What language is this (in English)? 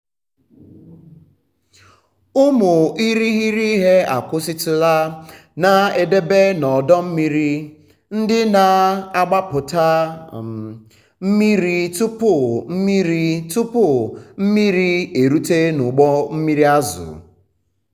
Igbo